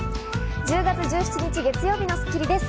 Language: Japanese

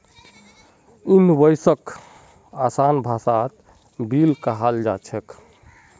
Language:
Magahi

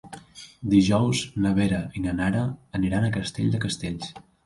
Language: Catalan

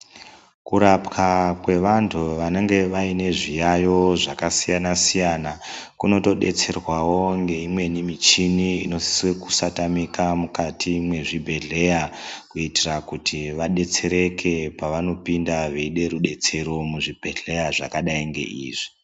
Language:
Ndau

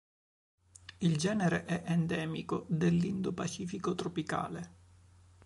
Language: Italian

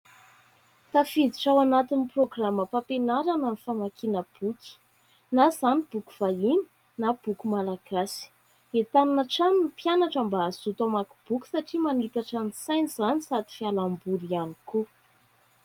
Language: Malagasy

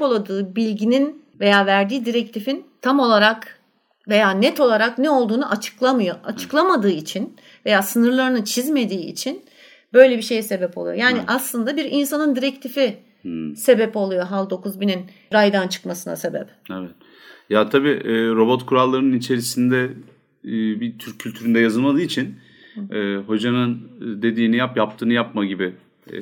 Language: Turkish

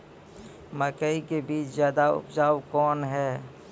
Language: Maithili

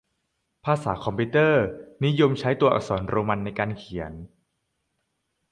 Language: Thai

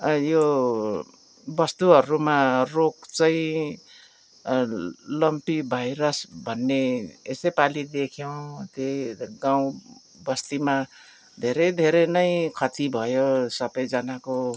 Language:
Nepali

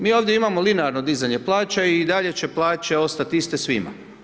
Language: Croatian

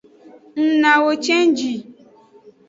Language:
Aja (Benin)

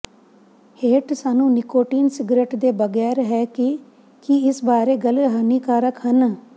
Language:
Punjabi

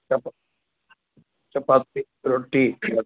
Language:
Sanskrit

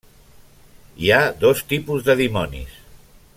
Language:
Catalan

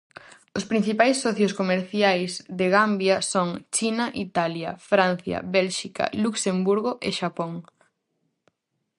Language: Galician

